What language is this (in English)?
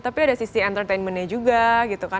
Indonesian